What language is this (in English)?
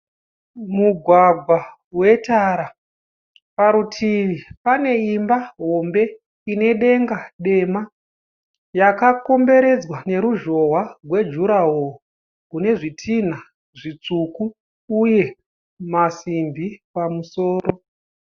Shona